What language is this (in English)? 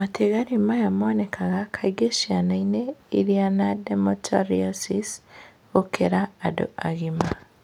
Kikuyu